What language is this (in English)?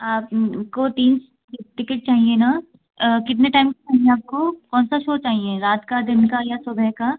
Hindi